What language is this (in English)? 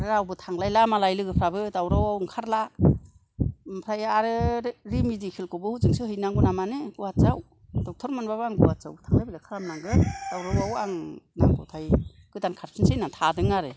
Bodo